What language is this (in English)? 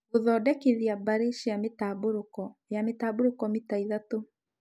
Kikuyu